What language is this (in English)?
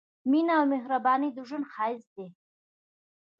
Pashto